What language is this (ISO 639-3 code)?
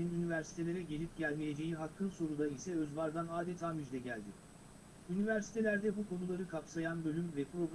tur